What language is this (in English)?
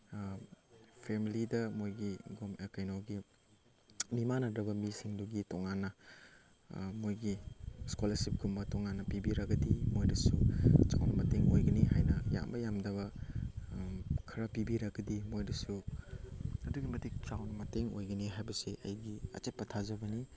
Manipuri